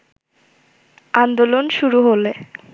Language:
Bangla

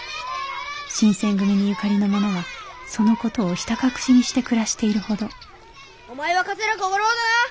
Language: Japanese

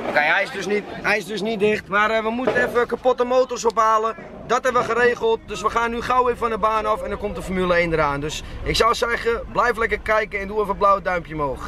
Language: Dutch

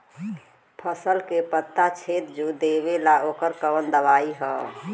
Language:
Bhojpuri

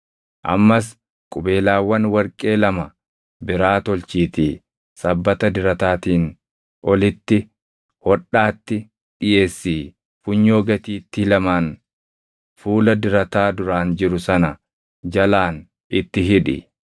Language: Oromo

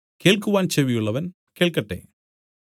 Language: Malayalam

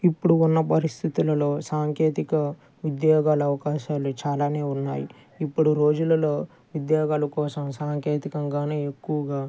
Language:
Telugu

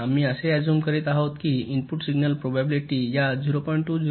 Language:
Marathi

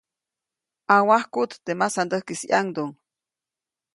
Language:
Copainalá Zoque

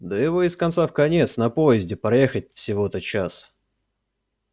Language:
Russian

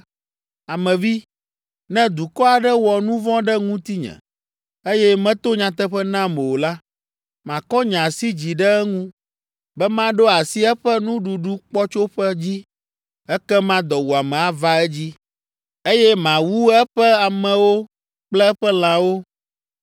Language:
Ewe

